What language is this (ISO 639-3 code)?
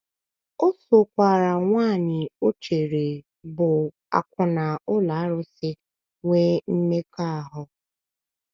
ibo